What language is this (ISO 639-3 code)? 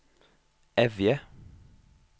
nor